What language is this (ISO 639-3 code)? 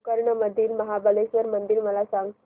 mar